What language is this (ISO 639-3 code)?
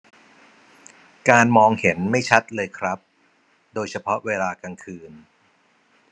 tha